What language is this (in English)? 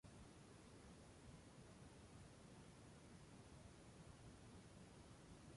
Spanish